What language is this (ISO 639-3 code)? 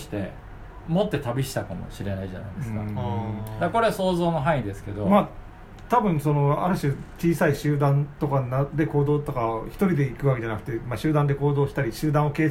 jpn